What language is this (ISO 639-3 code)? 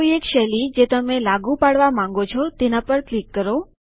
guj